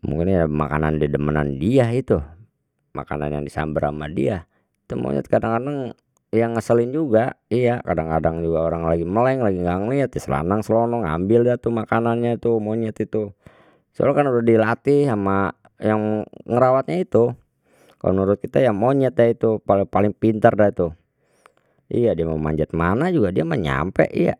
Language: Betawi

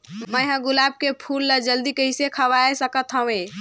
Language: Chhattisgarhi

